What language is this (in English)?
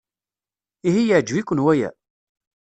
Kabyle